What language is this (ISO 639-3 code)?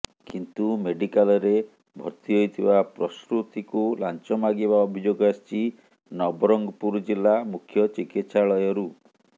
ori